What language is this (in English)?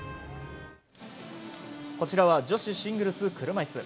Japanese